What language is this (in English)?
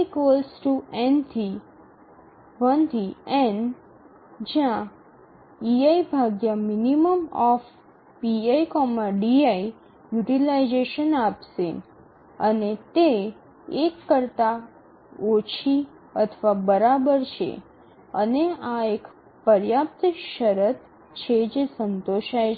Gujarati